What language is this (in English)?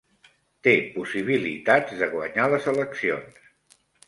Catalan